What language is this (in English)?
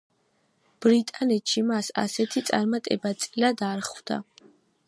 Georgian